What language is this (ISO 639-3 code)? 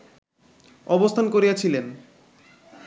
ben